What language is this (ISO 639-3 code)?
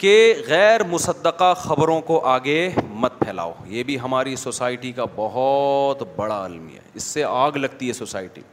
urd